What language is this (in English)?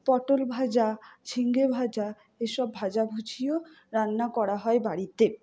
Bangla